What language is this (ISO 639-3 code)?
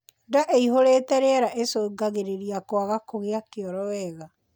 kik